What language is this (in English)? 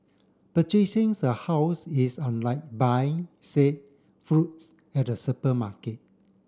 English